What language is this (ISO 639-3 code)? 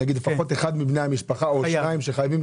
heb